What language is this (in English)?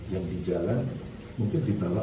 Indonesian